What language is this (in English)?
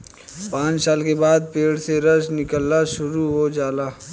Bhojpuri